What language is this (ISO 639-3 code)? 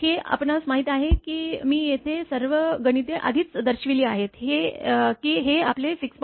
mar